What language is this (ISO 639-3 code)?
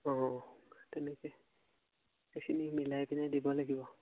asm